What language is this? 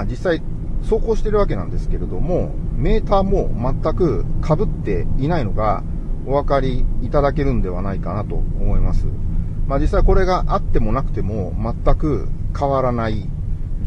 Japanese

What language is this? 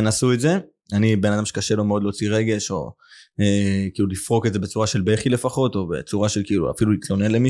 Hebrew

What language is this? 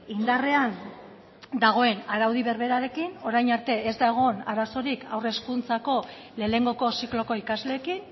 Basque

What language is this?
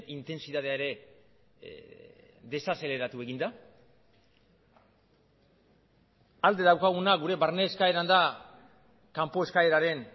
Basque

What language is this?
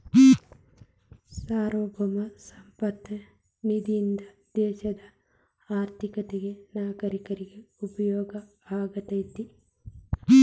Kannada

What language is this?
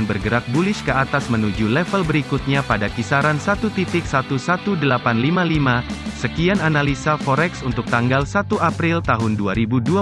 Indonesian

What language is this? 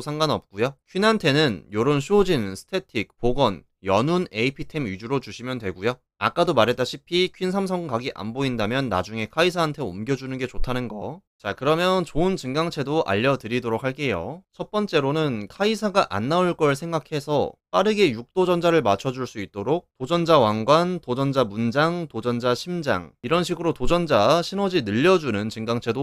Korean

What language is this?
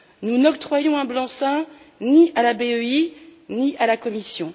French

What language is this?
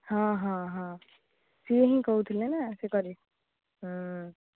Odia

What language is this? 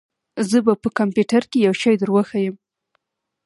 Pashto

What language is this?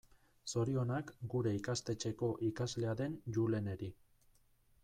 Basque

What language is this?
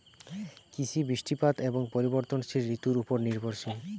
Bangla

